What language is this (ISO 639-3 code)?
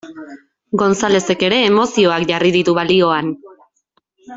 eus